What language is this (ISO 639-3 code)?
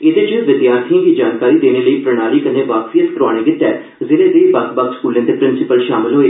doi